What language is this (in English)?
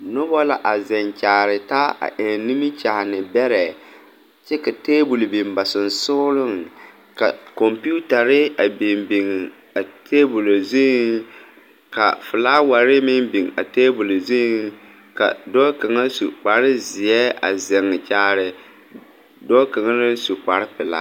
Southern Dagaare